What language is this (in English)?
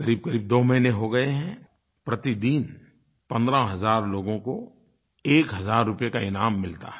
Hindi